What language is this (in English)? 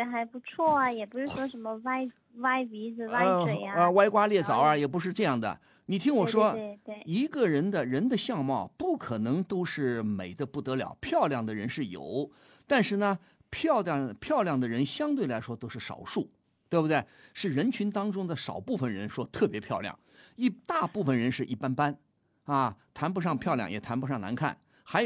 Chinese